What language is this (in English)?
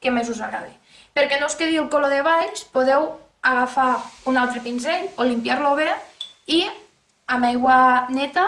Catalan